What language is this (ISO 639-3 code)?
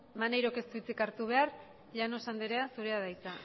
eus